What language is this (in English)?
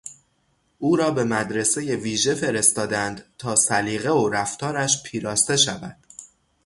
Persian